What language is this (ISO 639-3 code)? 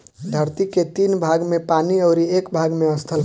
bho